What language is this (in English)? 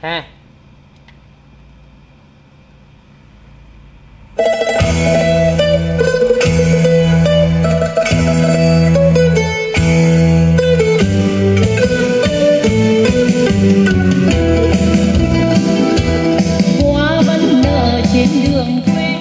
Vietnamese